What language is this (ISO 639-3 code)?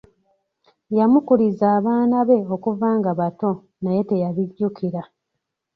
lug